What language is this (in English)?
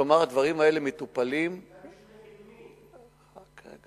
Hebrew